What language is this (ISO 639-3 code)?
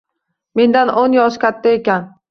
uzb